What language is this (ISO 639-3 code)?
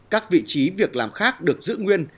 vie